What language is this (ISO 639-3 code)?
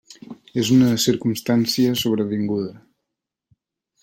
cat